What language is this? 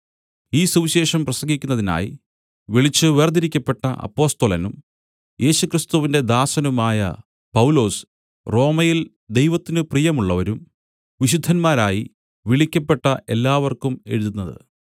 Malayalam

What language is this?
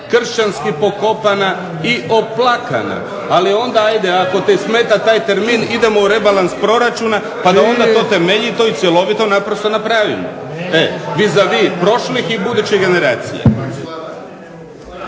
Croatian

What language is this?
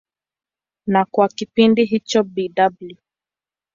Swahili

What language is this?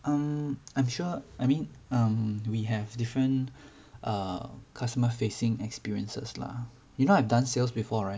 English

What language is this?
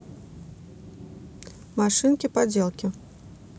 Russian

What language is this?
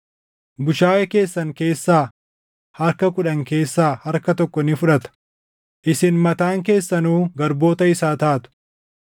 Oromo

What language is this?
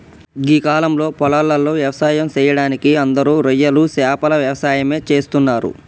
Telugu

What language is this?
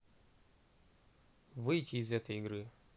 Russian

